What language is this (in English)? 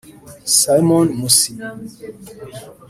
Kinyarwanda